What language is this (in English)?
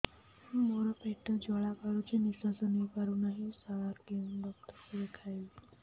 Odia